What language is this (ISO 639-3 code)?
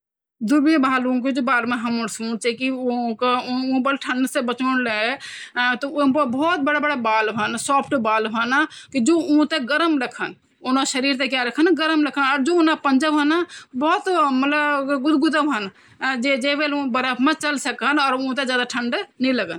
gbm